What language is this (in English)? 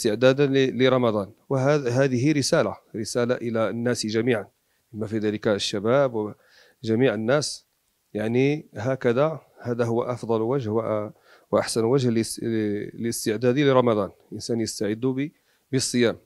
Arabic